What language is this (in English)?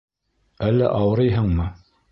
Bashkir